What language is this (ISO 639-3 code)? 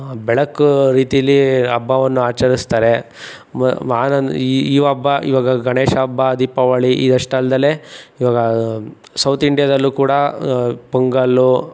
kan